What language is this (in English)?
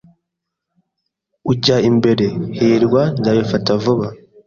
Kinyarwanda